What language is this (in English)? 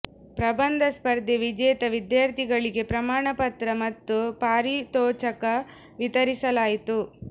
Kannada